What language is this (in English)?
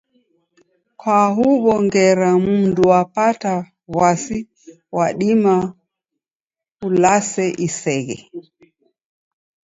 Taita